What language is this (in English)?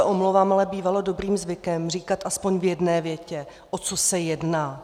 Czech